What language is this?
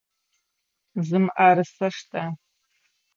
Adyghe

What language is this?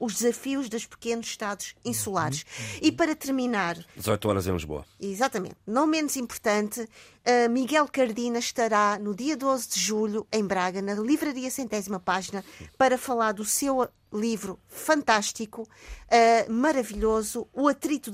Portuguese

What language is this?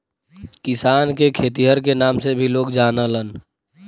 Bhojpuri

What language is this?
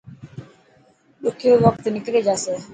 Dhatki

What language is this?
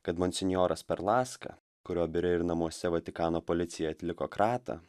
Lithuanian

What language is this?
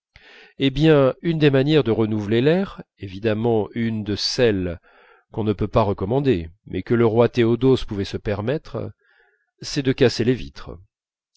French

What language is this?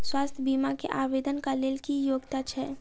Maithili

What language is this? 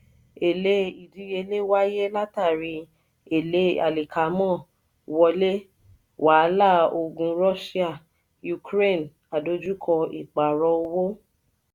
Yoruba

